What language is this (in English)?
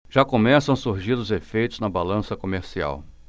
Portuguese